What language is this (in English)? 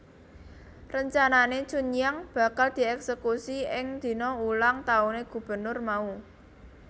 Javanese